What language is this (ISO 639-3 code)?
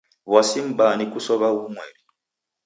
dav